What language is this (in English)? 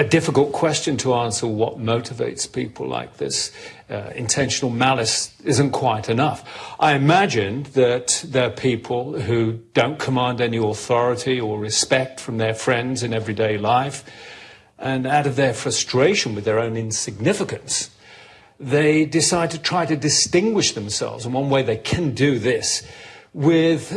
German